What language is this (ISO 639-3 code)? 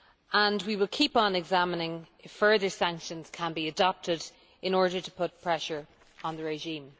eng